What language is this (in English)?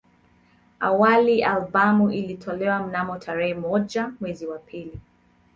Swahili